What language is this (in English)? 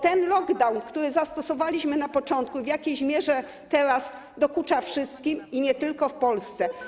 Polish